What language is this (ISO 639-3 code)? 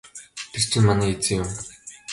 mon